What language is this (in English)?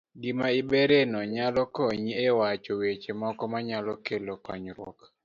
Luo (Kenya and Tanzania)